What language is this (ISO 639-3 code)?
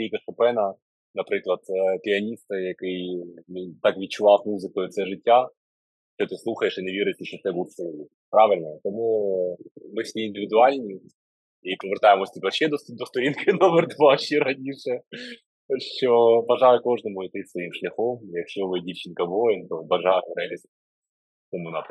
ukr